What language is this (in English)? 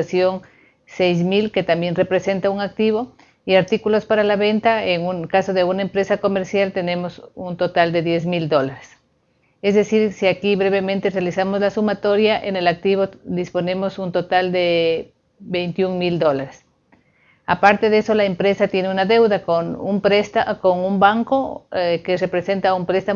Spanish